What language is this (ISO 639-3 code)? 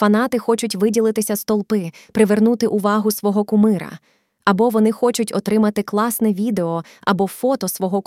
ukr